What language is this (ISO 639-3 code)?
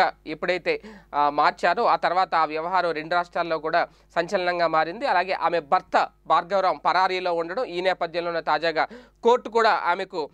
hin